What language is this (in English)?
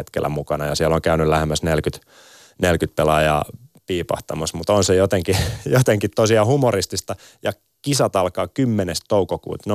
Finnish